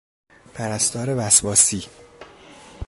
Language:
Persian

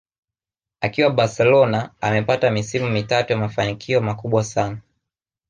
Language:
Swahili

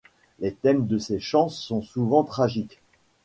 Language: French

